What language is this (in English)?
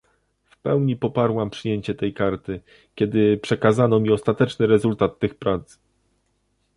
Polish